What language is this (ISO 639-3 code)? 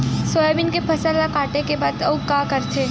hne